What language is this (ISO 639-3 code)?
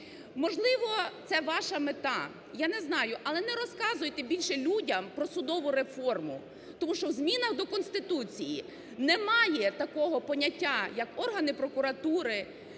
ukr